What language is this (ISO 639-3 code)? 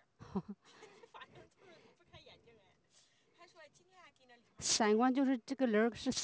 zho